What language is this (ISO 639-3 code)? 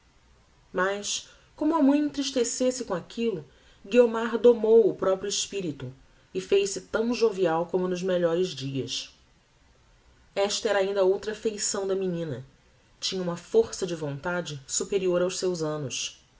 por